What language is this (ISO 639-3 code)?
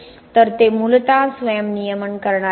mar